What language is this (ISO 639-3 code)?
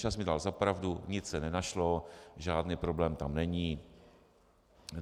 ces